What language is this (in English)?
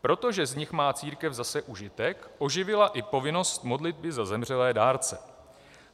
Czech